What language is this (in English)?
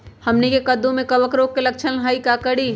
Magahi